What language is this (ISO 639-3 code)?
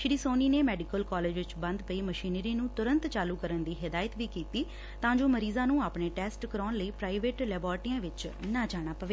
pan